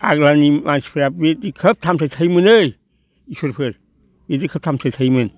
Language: Bodo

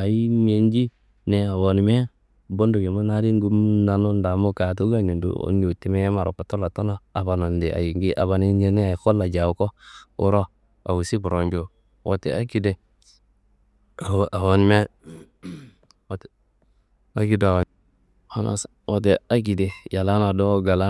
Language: Kanembu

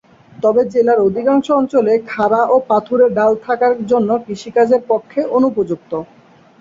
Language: Bangla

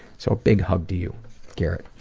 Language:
English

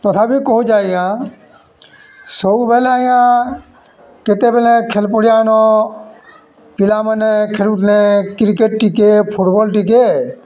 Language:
Odia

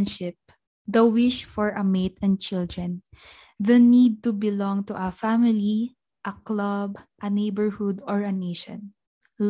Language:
Filipino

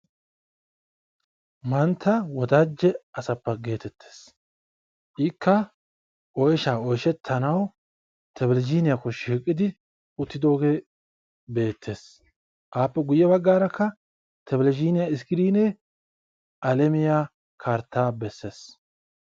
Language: Wolaytta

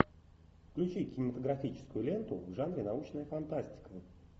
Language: Russian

